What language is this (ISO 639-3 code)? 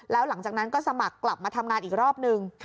tha